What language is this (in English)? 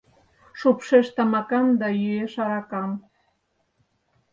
Mari